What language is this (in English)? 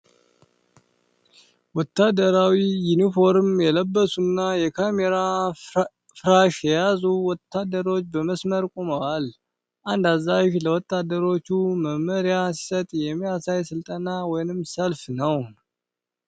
Amharic